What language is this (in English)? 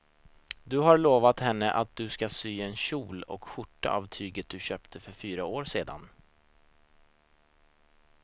Swedish